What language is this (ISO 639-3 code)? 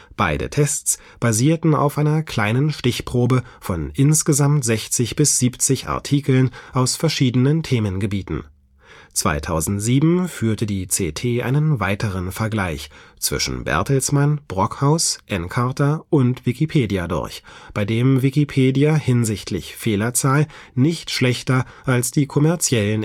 deu